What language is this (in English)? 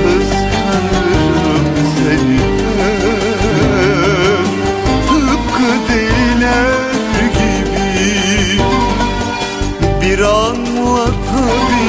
Arabic